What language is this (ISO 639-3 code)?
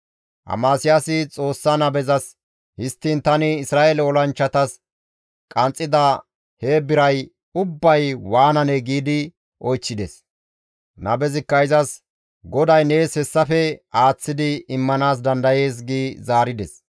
gmv